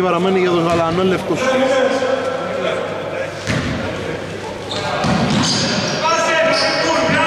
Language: Greek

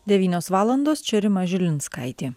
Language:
Lithuanian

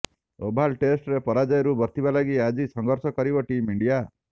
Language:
Odia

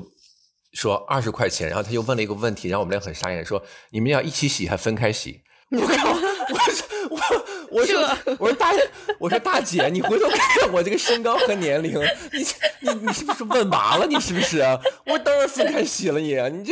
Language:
Chinese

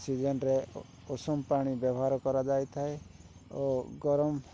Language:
Odia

